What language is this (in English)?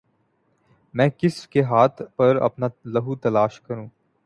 Urdu